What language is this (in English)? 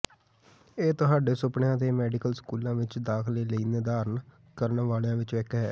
Punjabi